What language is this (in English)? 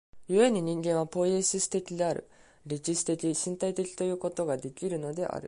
Japanese